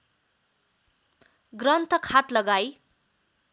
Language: Nepali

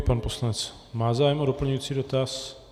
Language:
Czech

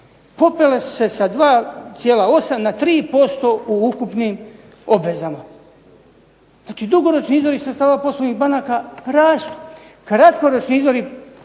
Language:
Croatian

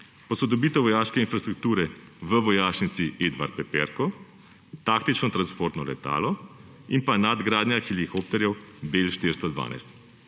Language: Slovenian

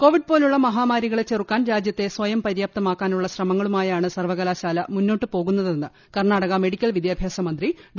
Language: Malayalam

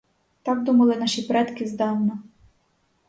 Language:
Ukrainian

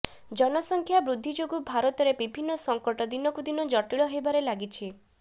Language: Odia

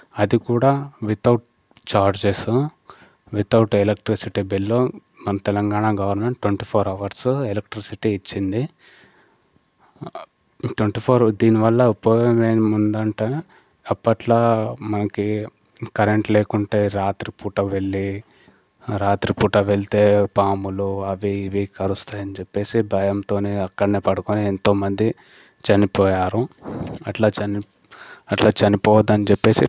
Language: Telugu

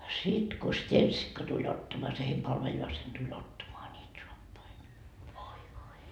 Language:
Finnish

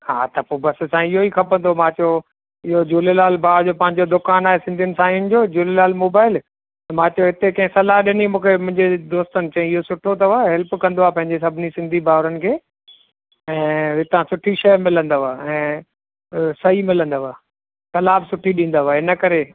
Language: Sindhi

